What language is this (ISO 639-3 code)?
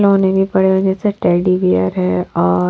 hin